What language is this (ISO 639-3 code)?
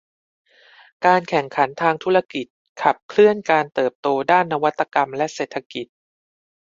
tha